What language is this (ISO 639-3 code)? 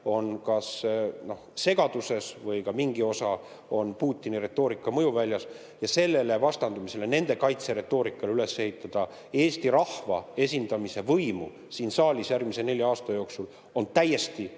est